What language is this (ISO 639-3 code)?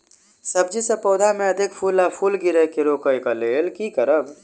mai